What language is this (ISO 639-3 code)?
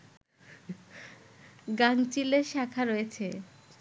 ben